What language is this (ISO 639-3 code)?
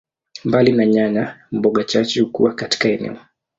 swa